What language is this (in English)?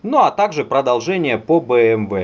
Russian